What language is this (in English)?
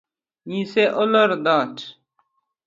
Luo (Kenya and Tanzania)